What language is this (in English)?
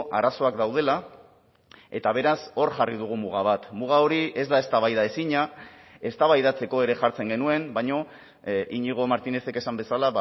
Basque